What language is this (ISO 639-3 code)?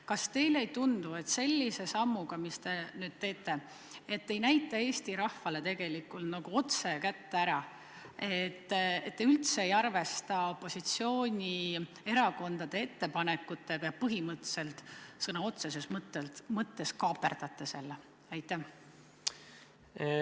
est